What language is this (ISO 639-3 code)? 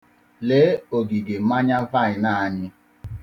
ibo